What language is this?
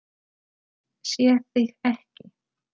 Icelandic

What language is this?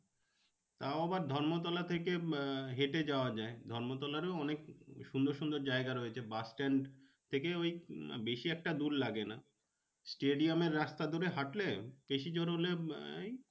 Bangla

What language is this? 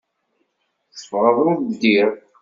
Kabyle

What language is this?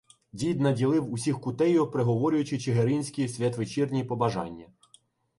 Ukrainian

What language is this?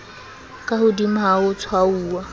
Southern Sotho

